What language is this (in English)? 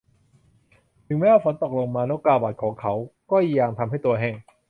Thai